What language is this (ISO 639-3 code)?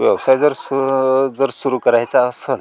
mar